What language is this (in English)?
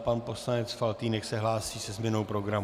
Czech